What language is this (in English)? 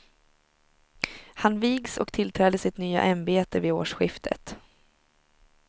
Swedish